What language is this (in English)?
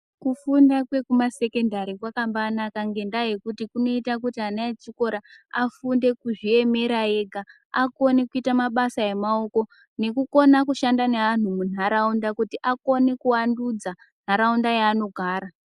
Ndau